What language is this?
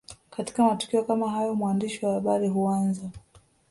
Swahili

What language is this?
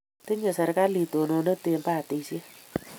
Kalenjin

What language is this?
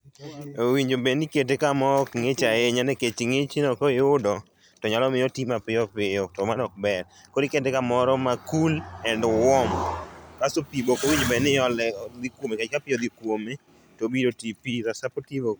Luo (Kenya and Tanzania)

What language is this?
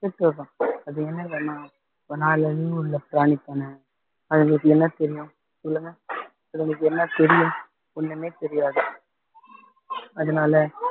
Tamil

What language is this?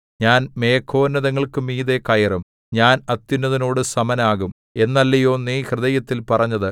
Malayalam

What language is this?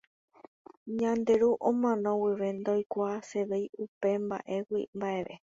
Guarani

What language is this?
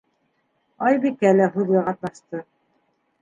Bashkir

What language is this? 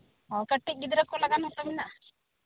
Santali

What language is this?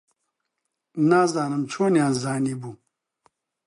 Central Kurdish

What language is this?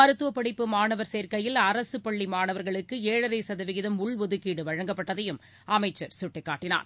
Tamil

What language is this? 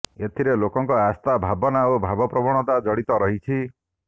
Odia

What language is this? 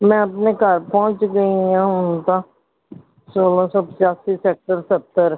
Punjabi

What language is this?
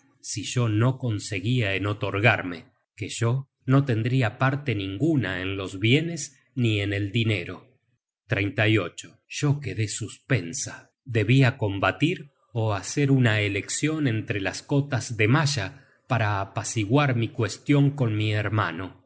Spanish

